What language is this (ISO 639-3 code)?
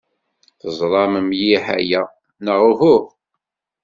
kab